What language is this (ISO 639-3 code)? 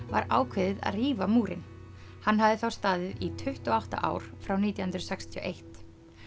isl